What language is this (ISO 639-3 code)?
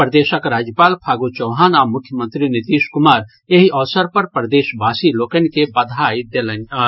mai